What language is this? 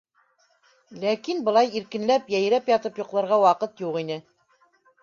Bashkir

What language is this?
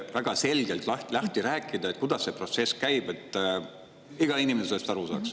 Estonian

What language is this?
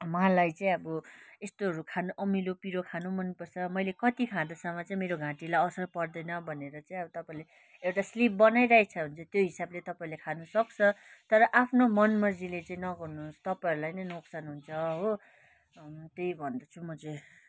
Nepali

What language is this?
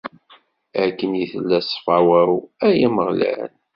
Kabyle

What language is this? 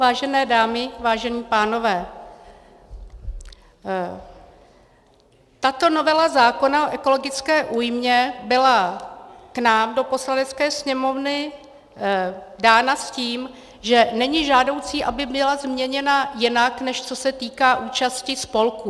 Czech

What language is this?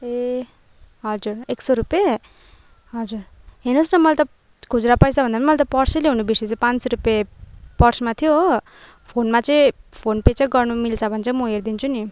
Nepali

